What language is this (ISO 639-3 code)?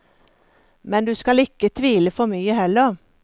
nor